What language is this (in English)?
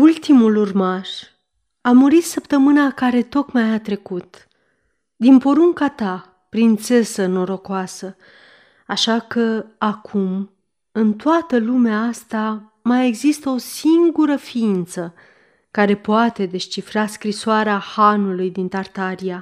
Romanian